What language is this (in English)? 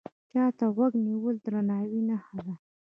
Pashto